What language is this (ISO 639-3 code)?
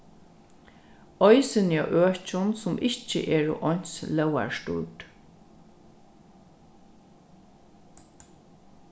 fao